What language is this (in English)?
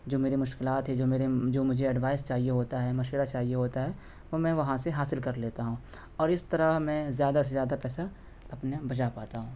Urdu